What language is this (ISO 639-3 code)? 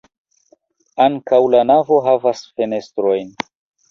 epo